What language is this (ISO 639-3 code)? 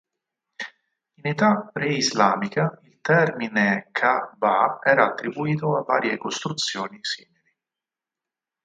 ita